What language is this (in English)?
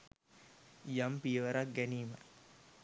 Sinhala